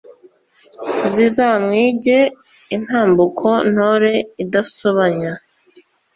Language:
Kinyarwanda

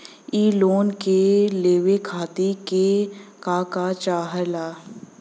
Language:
Bhojpuri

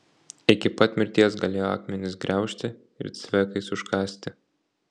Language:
Lithuanian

